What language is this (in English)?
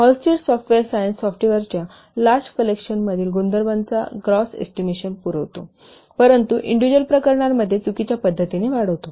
Marathi